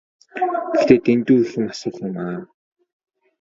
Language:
Mongolian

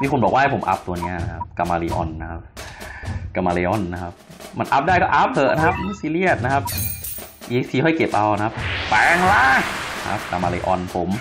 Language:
Thai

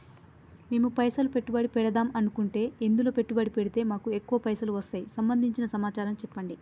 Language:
Telugu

